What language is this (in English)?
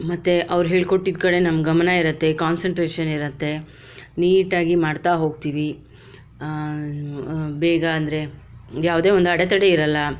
Kannada